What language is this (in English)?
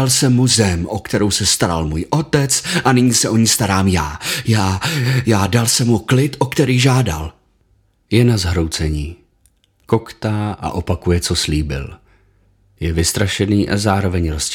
Czech